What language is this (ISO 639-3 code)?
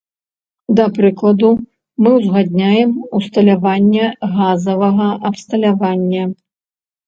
bel